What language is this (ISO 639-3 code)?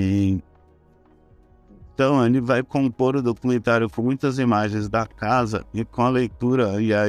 por